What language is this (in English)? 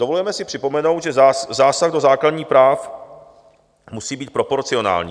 Czech